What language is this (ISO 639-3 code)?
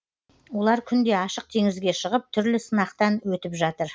kaz